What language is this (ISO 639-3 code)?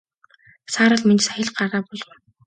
mon